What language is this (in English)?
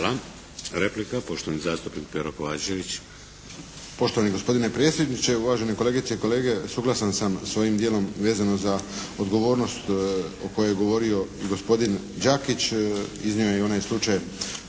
Croatian